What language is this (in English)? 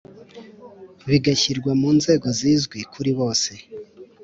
Kinyarwanda